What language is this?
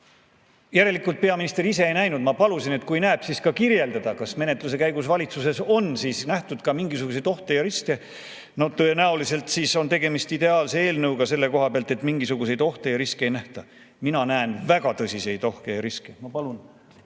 Estonian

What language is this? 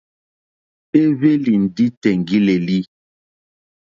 Mokpwe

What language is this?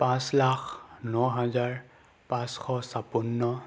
Assamese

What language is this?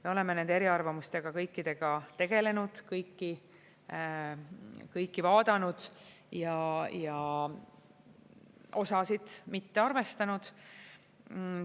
Estonian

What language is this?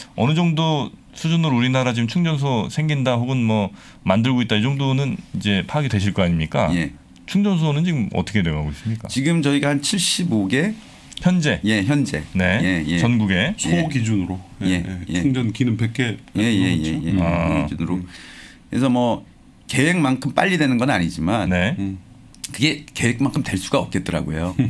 Korean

